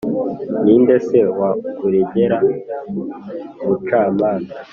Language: Kinyarwanda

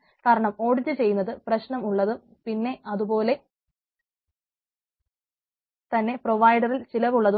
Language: Malayalam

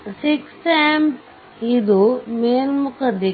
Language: Kannada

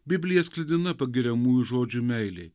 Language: Lithuanian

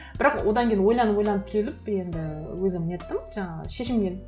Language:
Kazakh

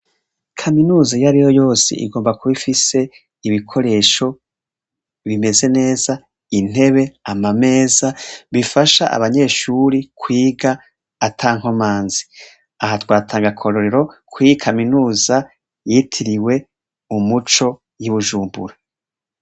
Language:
Rundi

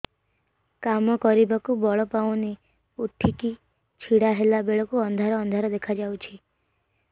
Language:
Odia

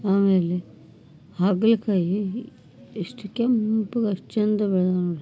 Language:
Kannada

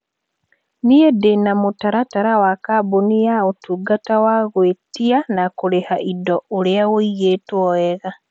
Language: Kikuyu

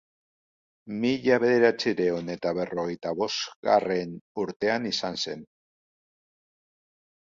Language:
Basque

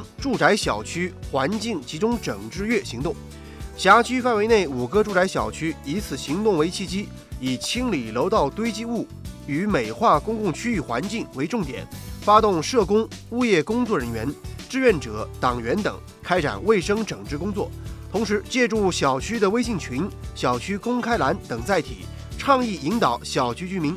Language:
Chinese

